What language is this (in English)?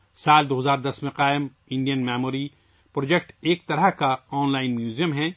Urdu